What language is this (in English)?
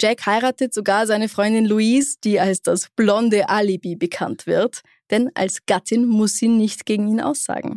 German